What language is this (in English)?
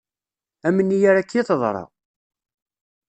Kabyle